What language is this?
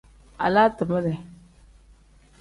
Tem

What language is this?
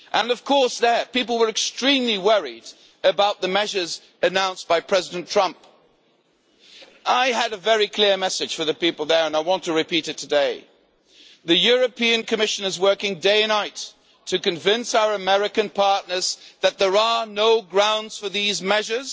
English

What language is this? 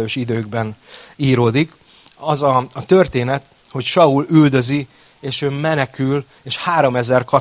Hungarian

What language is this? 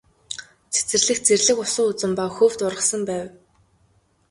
Mongolian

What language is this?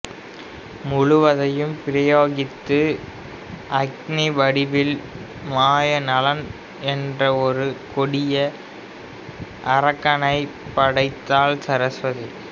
Tamil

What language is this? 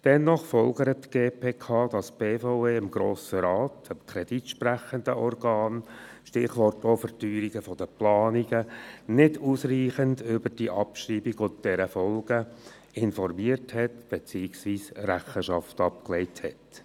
Swiss German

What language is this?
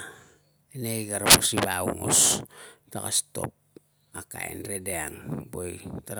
Tungag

